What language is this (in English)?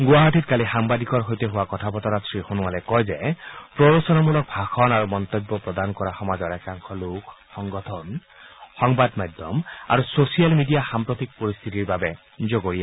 Assamese